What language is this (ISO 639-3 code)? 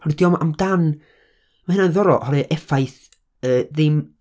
cym